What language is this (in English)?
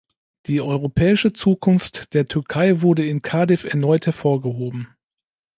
German